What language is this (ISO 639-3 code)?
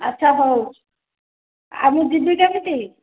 ori